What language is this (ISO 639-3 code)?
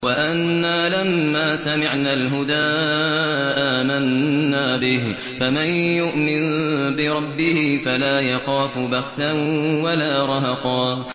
ara